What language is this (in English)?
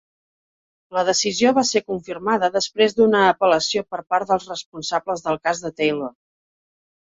Catalan